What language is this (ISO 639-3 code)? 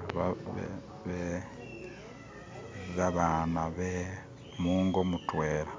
myx